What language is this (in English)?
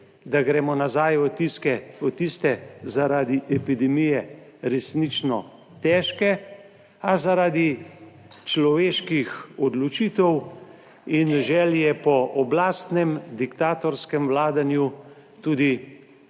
Slovenian